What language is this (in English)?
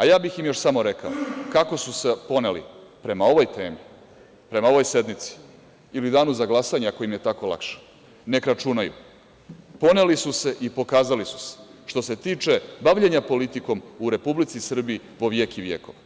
Serbian